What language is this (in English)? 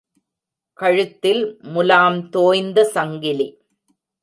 Tamil